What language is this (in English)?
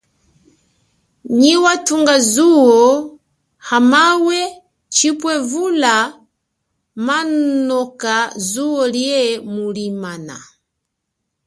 Chokwe